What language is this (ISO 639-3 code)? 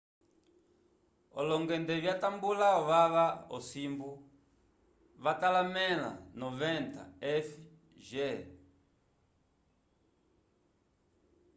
umb